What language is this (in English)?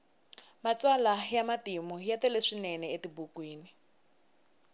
Tsonga